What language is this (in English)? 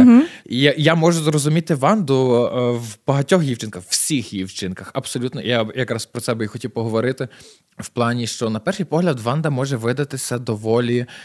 Ukrainian